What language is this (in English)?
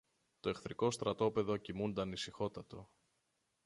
Greek